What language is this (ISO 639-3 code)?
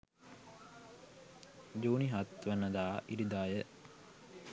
sin